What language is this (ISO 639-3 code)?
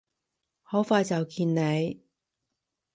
yue